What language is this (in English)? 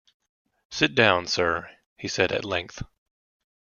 English